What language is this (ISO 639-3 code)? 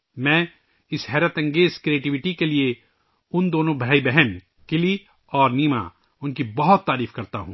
urd